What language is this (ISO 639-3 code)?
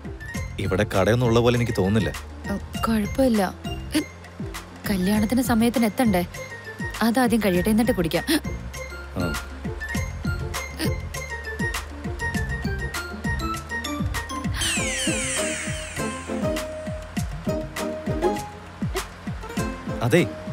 mal